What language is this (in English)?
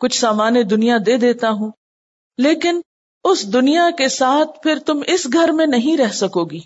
Urdu